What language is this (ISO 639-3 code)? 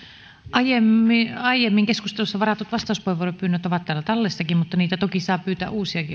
fin